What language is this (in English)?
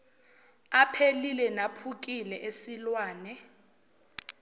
Zulu